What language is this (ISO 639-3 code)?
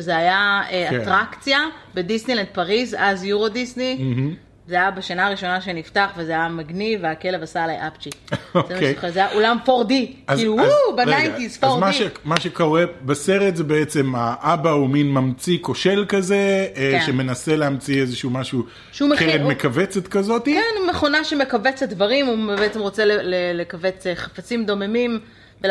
heb